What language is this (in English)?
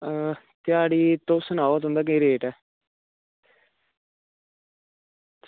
Dogri